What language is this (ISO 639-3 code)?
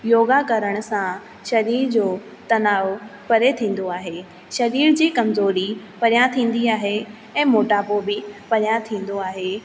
snd